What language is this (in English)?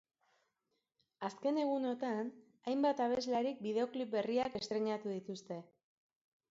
Basque